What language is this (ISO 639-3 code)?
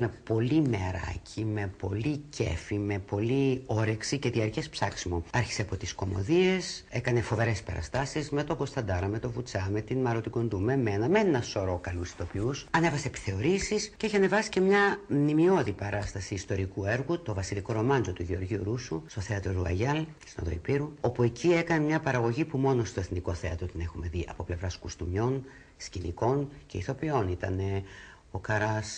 ell